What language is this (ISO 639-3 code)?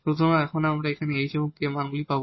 ben